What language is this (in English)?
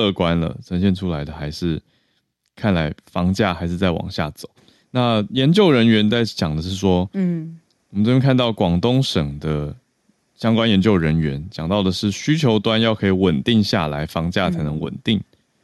Chinese